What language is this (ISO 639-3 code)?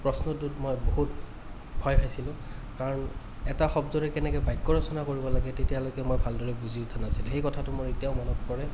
asm